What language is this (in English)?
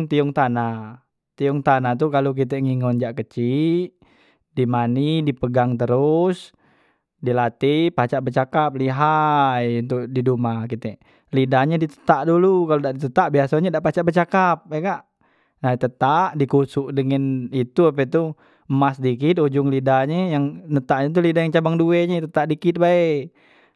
Musi